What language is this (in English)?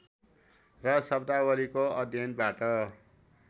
Nepali